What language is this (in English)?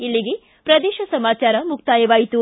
Kannada